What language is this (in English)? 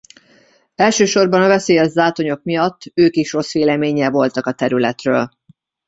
Hungarian